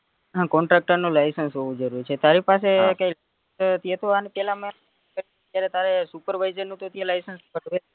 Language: Gujarati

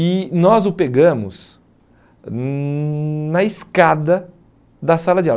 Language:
Portuguese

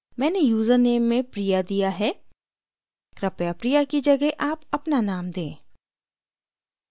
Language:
Hindi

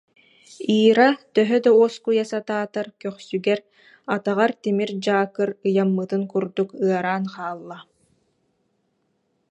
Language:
Yakut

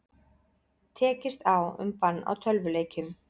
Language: Icelandic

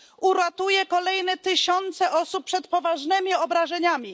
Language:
Polish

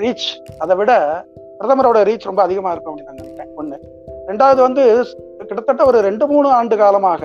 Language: Tamil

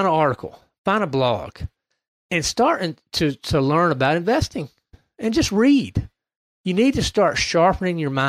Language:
English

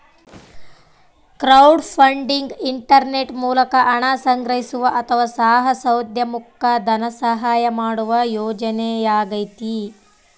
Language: Kannada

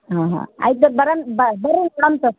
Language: Kannada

